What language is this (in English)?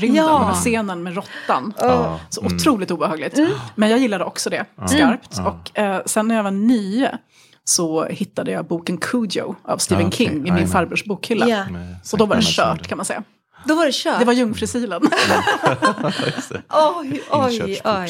Swedish